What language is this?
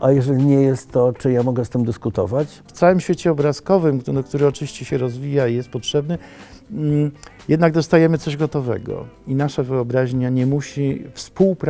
Polish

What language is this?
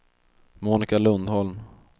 Swedish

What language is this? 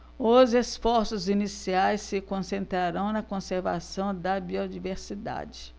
Portuguese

